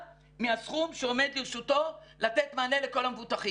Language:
Hebrew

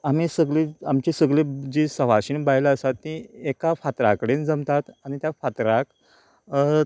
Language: Konkani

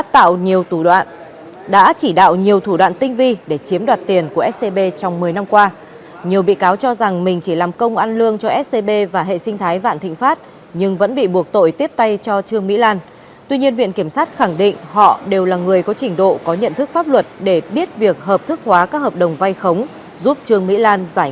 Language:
Vietnamese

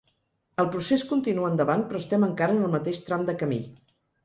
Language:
Catalan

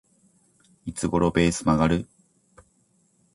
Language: Japanese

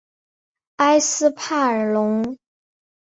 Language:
Chinese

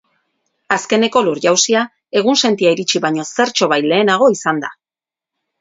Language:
Basque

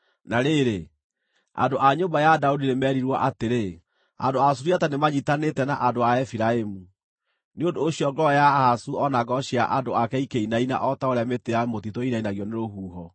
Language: Kikuyu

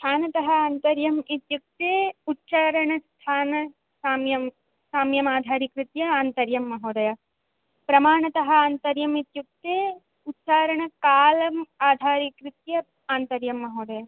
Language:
Sanskrit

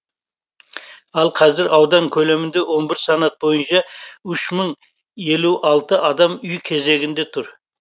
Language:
Kazakh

